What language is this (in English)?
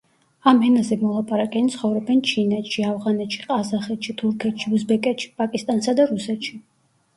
Georgian